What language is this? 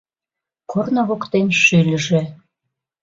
Mari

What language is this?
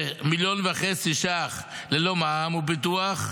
Hebrew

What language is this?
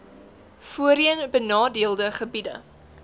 Afrikaans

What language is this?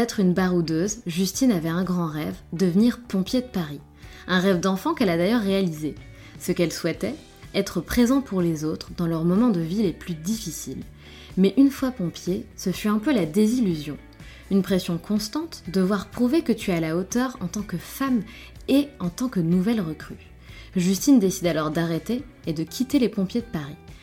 French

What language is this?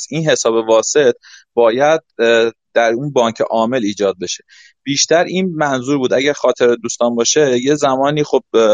Persian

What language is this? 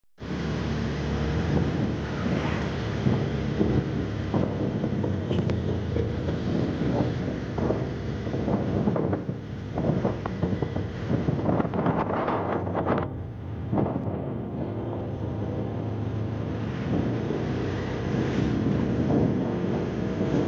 Arabic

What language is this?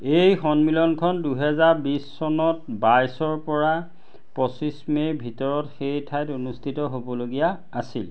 Assamese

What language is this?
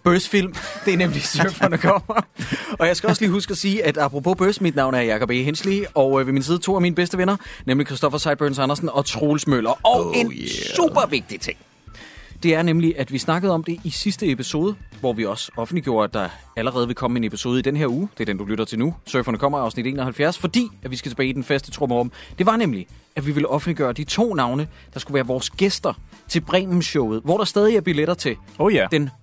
Danish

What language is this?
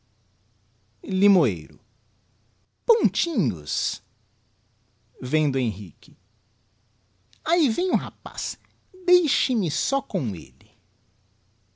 Portuguese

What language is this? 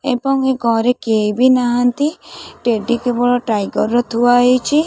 Odia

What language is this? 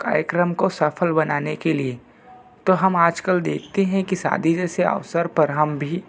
Hindi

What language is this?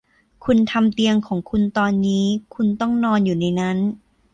Thai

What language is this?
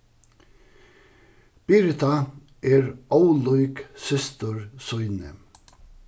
Faroese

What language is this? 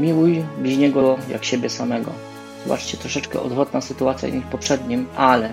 Polish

